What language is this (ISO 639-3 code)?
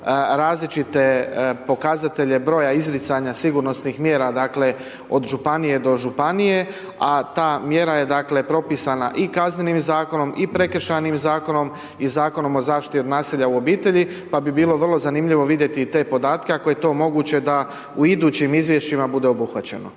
hrv